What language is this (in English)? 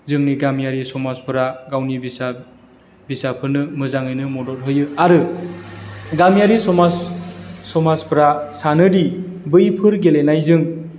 Bodo